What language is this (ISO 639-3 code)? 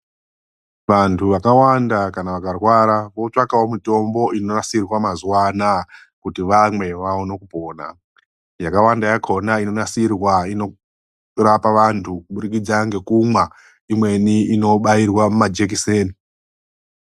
ndc